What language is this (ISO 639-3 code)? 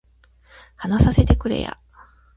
jpn